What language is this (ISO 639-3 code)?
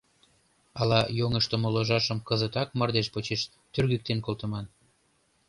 chm